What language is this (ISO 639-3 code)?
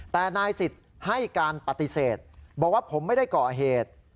tha